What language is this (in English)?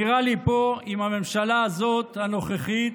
Hebrew